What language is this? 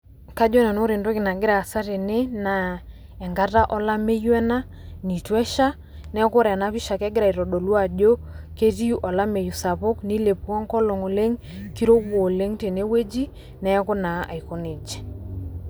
Masai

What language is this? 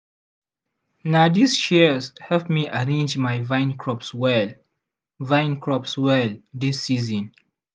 Nigerian Pidgin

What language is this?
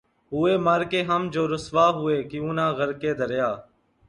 Urdu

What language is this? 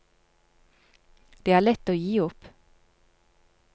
Norwegian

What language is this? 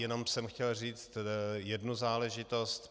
Czech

